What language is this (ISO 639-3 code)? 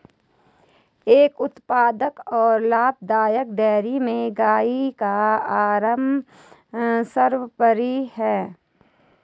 hin